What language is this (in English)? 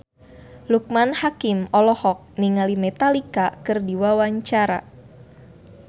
Sundanese